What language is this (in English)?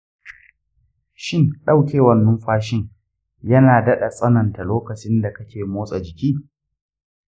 Hausa